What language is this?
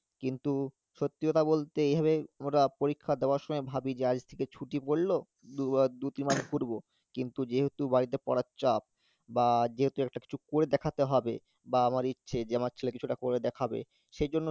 Bangla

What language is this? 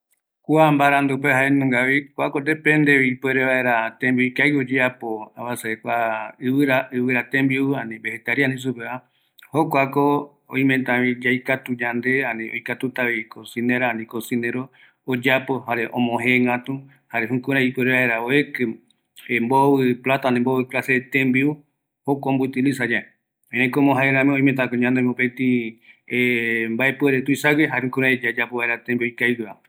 Eastern Bolivian Guaraní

